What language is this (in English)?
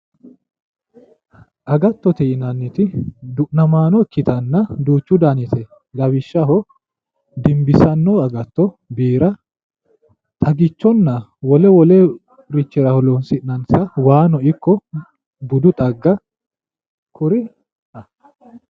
Sidamo